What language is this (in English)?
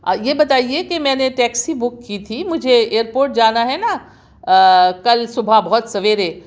Urdu